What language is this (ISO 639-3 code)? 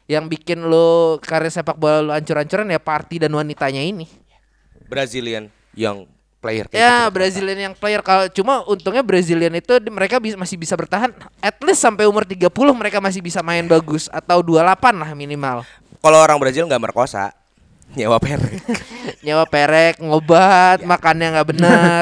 ind